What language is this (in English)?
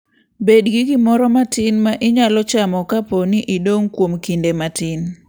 Luo (Kenya and Tanzania)